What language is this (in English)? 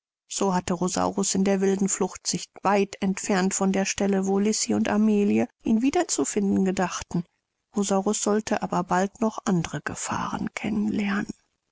German